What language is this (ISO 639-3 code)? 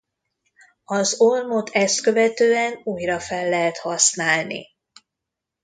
hun